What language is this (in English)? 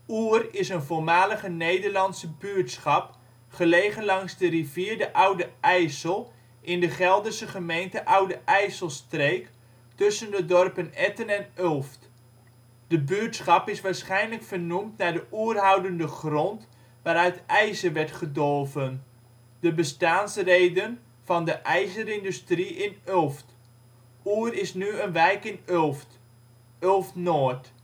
Dutch